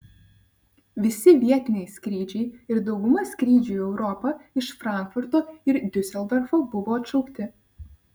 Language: Lithuanian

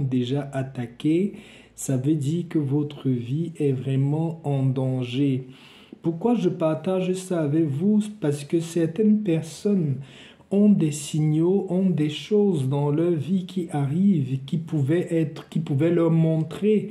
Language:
French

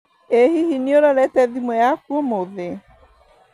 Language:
Kikuyu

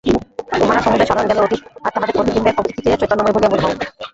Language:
Bangla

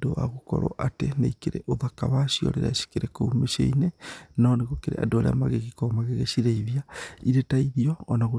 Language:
Kikuyu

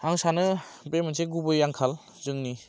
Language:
Bodo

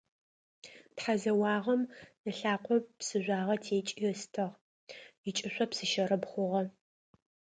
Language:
Adyghe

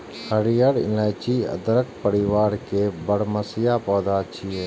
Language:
Maithili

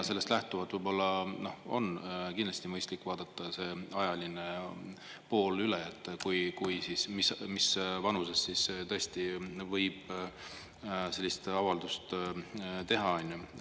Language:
Estonian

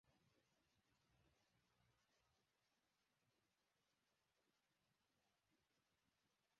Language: Tamil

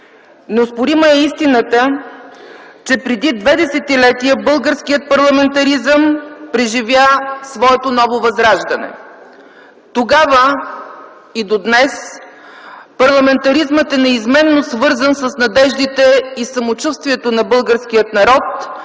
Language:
Bulgarian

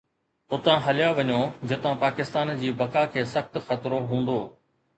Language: Sindhi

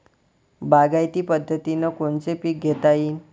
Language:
Marathi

